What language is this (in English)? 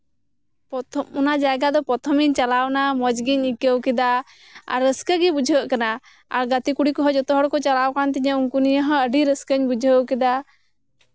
Santali